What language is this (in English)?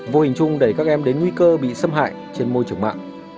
Vietnamese